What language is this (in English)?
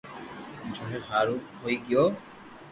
Loarki